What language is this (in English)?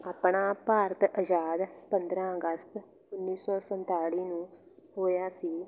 Punjabi